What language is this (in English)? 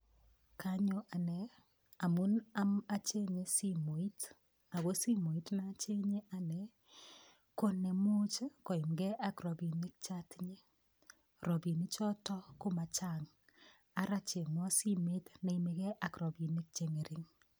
Kalenjin